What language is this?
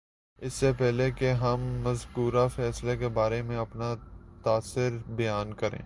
Urdu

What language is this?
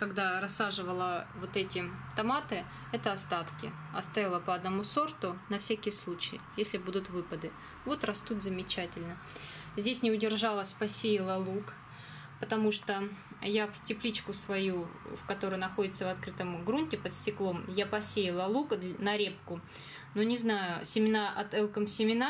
Russian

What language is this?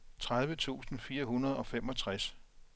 Danish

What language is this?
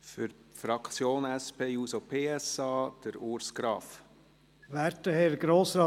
Swiss German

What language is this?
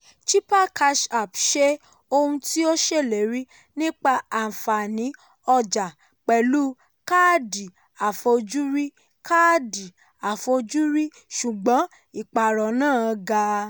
Yoruba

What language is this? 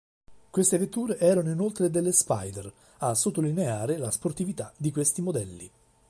Italian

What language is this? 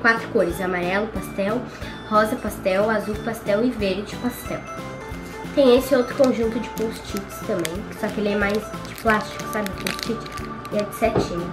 Portuguese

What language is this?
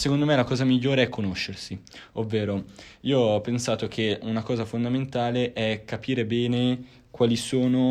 Italian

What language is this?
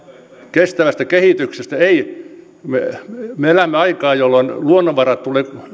Finnish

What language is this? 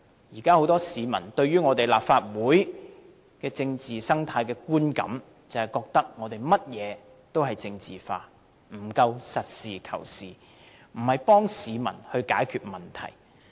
Cantonese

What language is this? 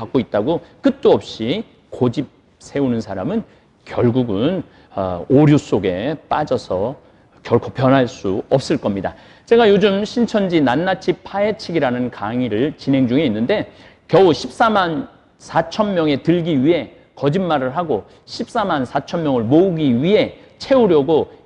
Korean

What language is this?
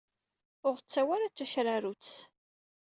Kabyle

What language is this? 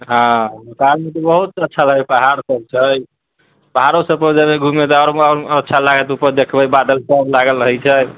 Maithili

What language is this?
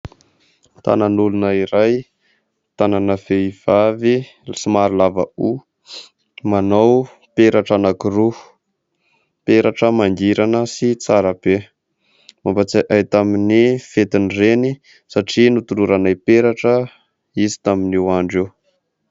Malagasy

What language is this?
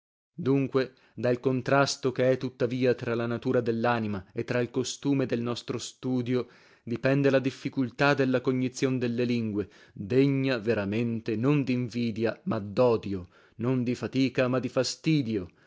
Italian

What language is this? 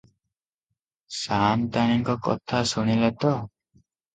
Odia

